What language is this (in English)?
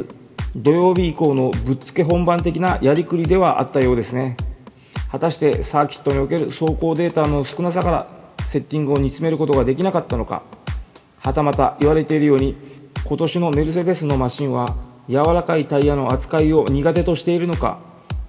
Japanese